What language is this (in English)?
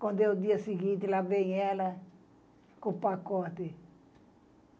Portuguese